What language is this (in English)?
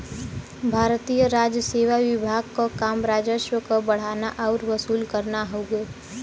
Bhojpuri